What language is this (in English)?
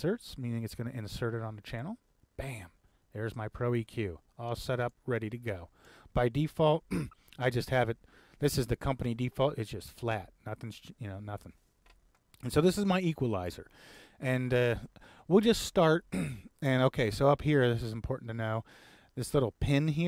English